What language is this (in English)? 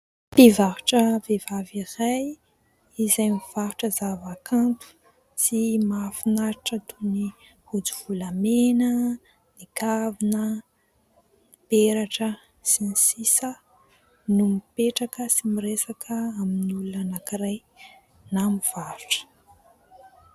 Malagasy